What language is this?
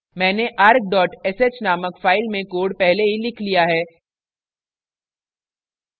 Hindi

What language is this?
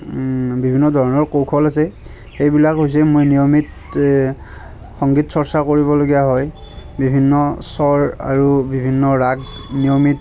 Assamese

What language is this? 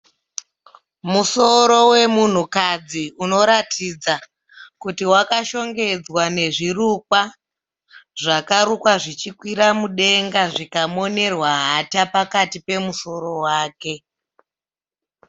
Shona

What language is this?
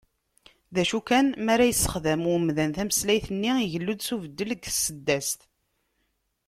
Kabyle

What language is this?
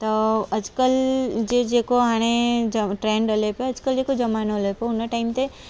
Sindhi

